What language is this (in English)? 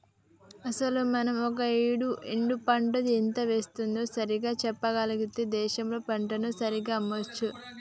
Telugu